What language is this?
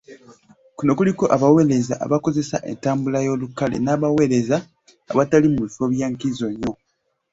Ganda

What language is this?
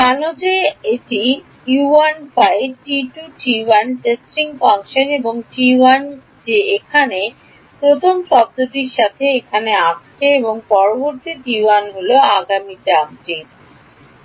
Bangla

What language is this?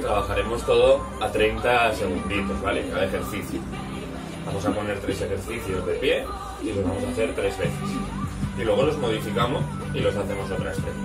Spanish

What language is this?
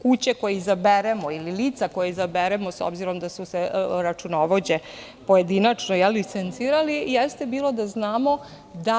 Serbian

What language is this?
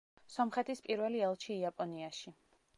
Georgian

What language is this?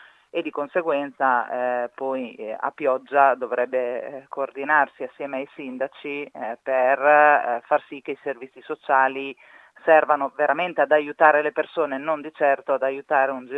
Italian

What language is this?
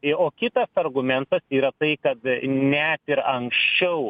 Lithuanian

